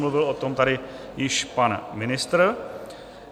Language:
Czech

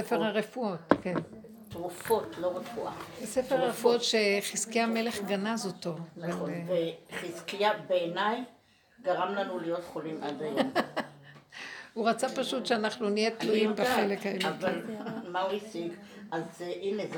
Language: Hebrew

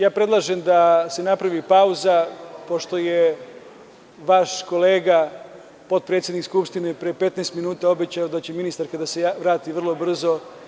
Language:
Serbian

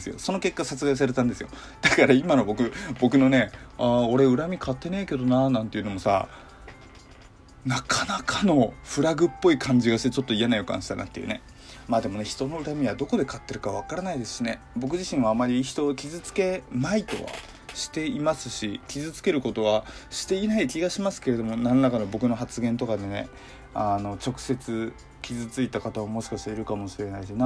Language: Japanese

